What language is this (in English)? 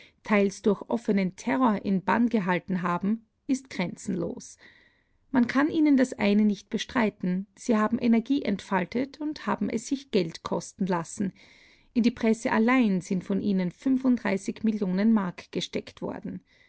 German